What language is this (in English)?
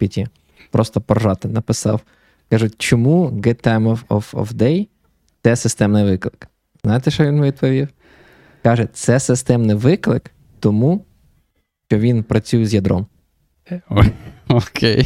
Ukrainian